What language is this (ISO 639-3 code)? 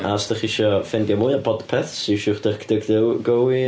cym